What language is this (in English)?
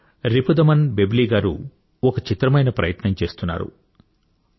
Telugu